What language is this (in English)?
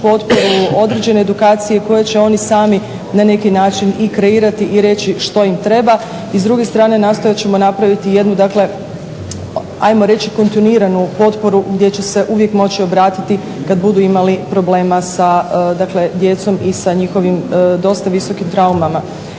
Croatian